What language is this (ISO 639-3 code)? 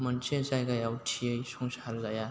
brx